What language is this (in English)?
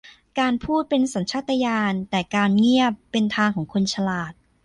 Thai